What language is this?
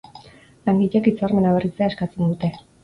Basque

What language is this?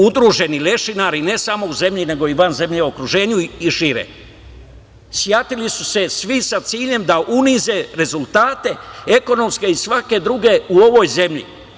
Serbian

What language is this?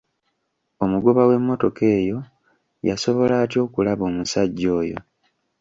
Ganda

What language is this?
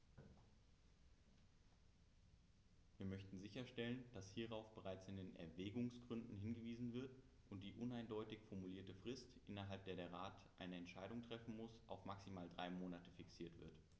German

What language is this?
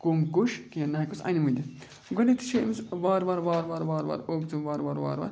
Kashmiri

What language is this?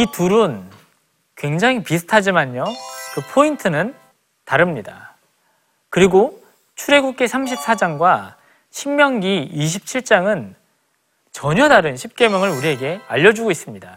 Korean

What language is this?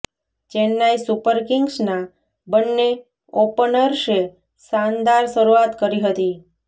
Gujarati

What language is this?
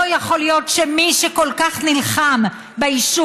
Hebrew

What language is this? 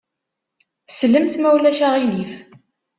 Kabyle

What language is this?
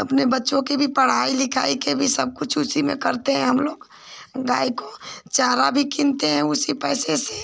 Hindi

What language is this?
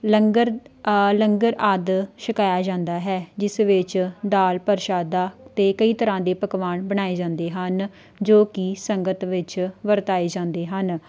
Punjabi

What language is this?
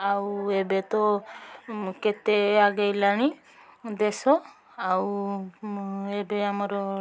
Odia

